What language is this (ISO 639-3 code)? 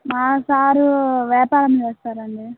tel